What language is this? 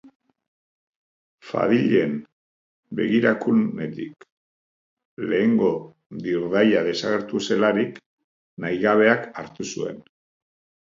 Basque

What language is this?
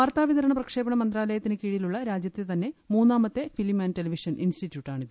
Malayalam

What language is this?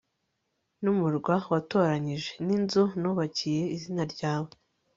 Kinyarwanda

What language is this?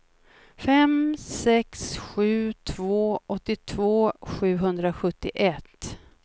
Swedish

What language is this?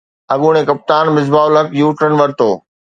Sindhi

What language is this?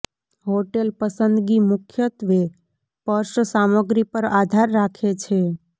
Gujarati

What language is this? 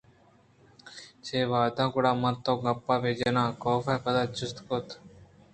Eastern Balochi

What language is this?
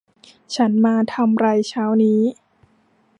Thai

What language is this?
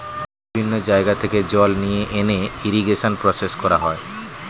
Bangla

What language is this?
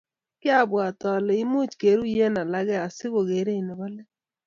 Kalenjin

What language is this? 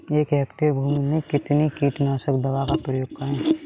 Hindi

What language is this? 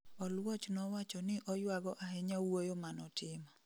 Luo (Kenya and Tanzania)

